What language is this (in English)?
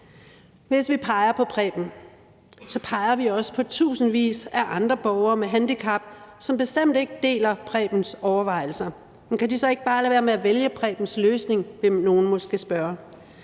Danish